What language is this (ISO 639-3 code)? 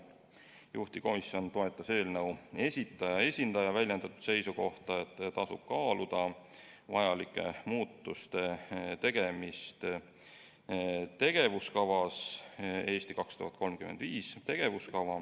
est